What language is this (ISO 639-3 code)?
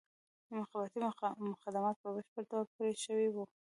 pus